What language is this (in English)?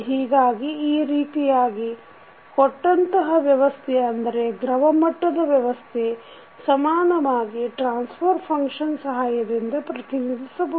Kannada